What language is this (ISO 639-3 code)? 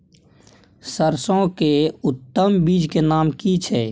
mai